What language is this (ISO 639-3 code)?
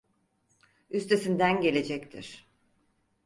tur